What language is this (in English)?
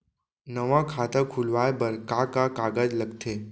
Chhattisgarhi